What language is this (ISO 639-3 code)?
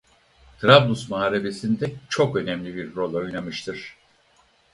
tur